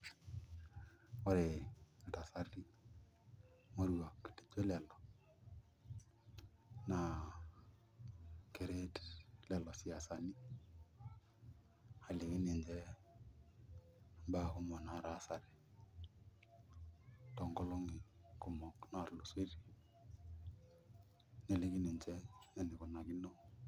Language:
Masai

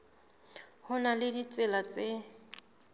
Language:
Southern Sotho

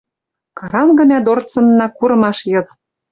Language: Western Mari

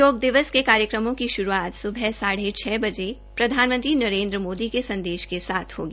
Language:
Hindi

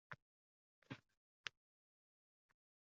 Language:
Uzbek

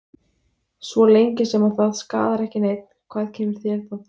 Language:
Icelandic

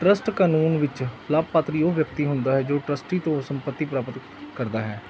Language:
Punjabi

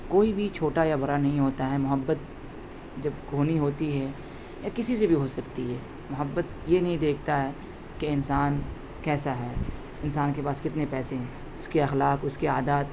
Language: Urdu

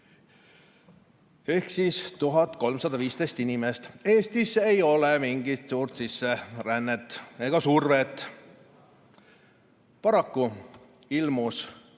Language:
Estonian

